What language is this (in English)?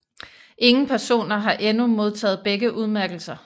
Danish